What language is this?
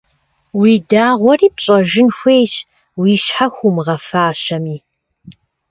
Kabardian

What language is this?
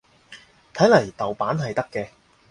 Cantonese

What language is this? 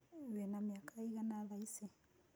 Kikuyu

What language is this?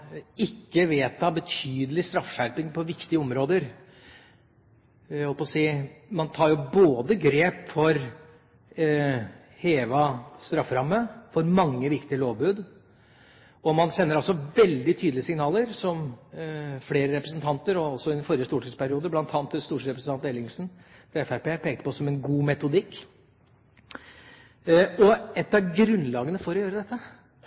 Norwegian Bokmål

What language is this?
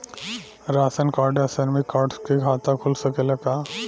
Bhojpuri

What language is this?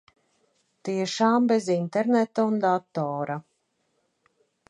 Latvian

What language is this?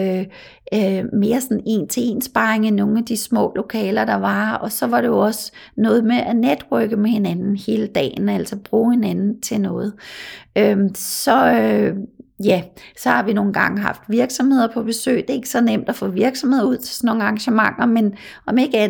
Danish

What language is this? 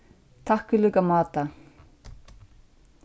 Faroese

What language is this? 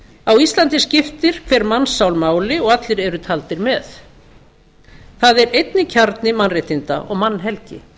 Icelandic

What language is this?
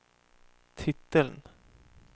Swedish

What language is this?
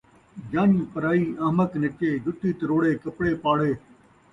Saraiki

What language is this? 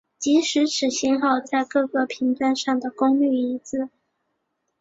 Chinese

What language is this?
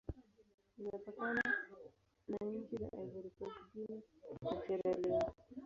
Swahili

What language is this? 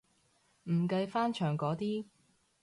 Cantonese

